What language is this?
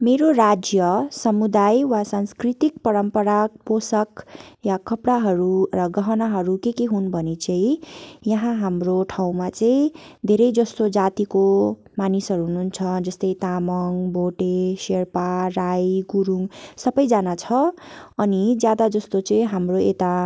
Nepali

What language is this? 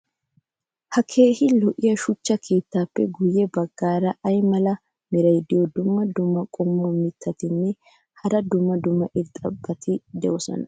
Wolaytta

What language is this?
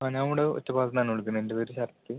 Malayalam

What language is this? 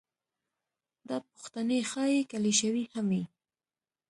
Pashto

